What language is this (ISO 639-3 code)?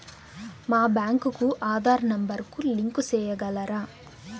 tel